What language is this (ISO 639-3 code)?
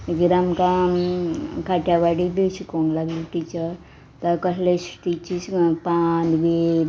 kok